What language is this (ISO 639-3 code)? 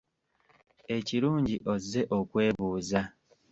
lug